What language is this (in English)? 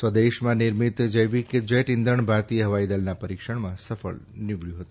Gujarati